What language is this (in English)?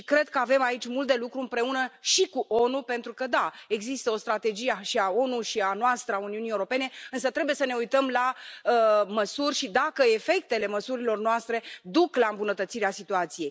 Romanian